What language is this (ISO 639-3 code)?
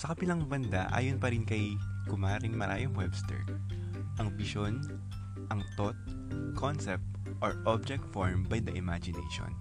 fil